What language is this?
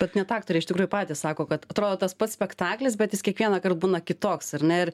Lithuanian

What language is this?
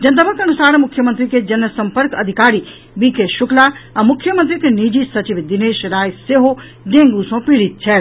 Maithili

